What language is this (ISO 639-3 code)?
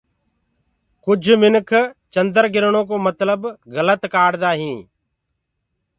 ggg